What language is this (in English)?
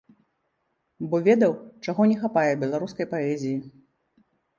Belarusian